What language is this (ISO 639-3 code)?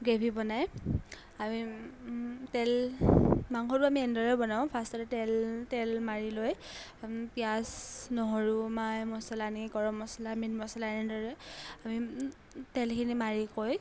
asm